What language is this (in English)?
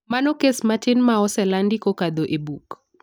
Luo (Kenya and Tanzania)